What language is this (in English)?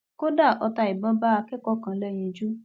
Yoruba